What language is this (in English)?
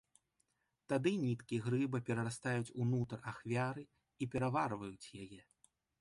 Belarusian